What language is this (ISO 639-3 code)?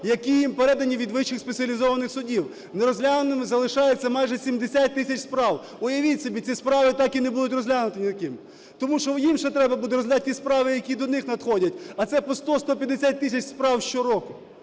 ukr